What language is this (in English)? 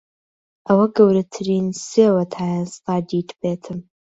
Central Kurdish